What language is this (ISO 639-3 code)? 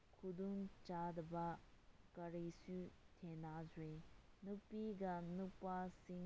mni